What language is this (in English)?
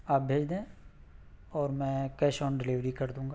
Urdu